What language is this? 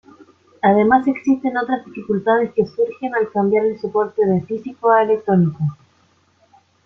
Spanish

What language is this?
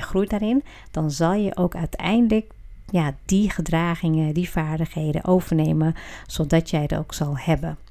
Dutch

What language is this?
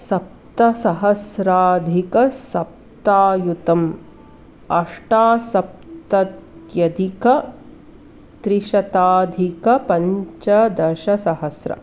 Sanskrit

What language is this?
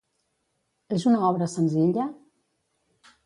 Catalan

